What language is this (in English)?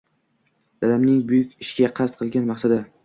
Uzbek